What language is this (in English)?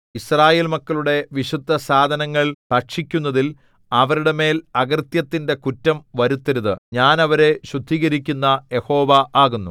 Malayalam